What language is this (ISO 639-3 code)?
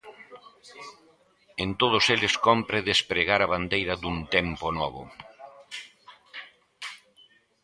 glg